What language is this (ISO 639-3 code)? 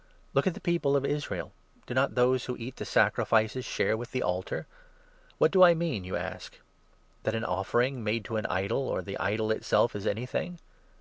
eng